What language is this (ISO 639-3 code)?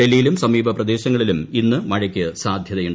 mal